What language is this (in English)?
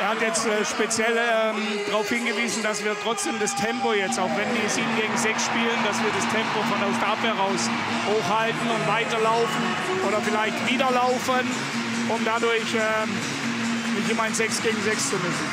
German